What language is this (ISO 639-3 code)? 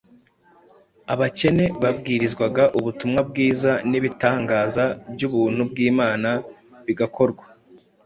kin